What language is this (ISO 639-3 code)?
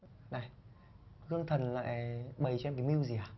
vie